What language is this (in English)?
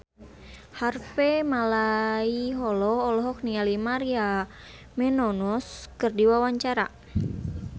Sundanese